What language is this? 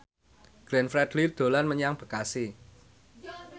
Javanese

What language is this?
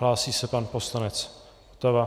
Czech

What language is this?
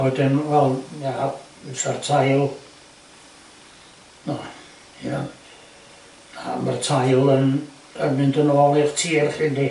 Welsh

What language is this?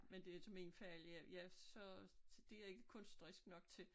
Danish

